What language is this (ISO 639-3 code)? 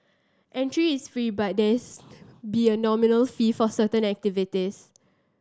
eng